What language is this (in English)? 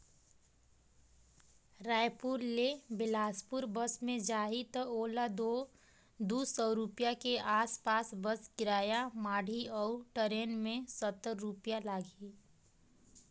Chhattisgarhi